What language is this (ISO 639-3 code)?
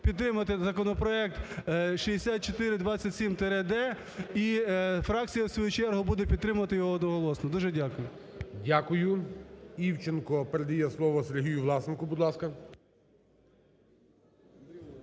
ukr